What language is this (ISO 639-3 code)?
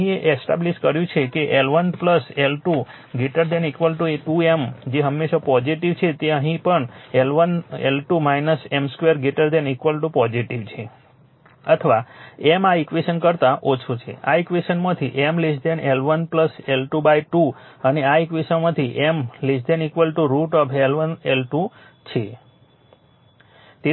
guj